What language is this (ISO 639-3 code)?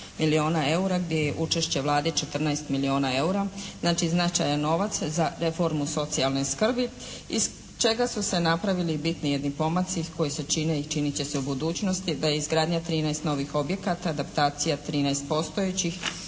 hrv